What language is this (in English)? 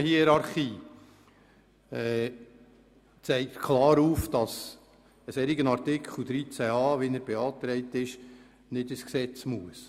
Swiss German